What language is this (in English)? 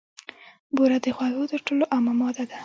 Pashto